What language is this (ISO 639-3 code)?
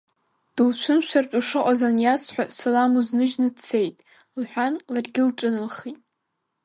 abk